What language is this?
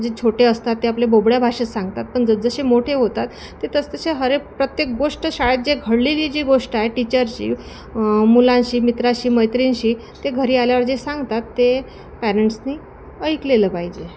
Marathi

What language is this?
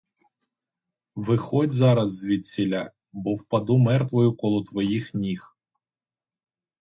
Ukrainian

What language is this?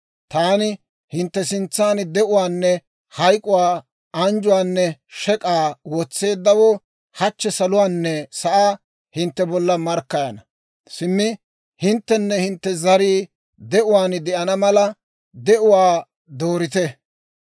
Dawro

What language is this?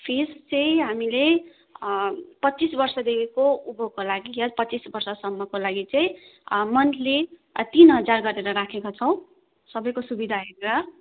Nepali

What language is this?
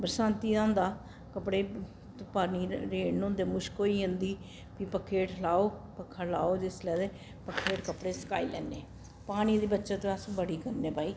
Dogri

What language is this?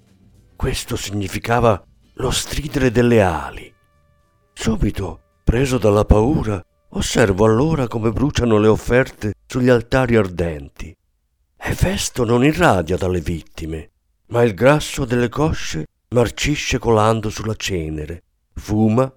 Italian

